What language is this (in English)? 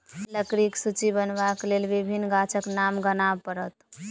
Maithili